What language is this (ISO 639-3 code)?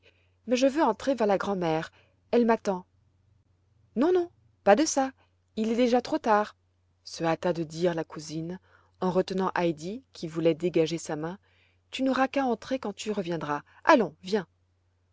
fra